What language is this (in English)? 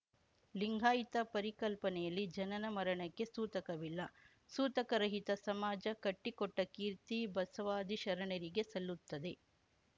Kannada